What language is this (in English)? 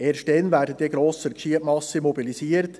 Swiss German